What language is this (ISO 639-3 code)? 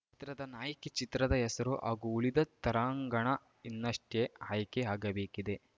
kan